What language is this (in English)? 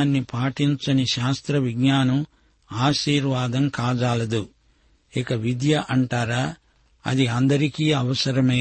Telugu